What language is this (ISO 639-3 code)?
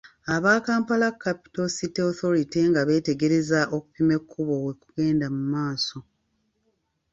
lug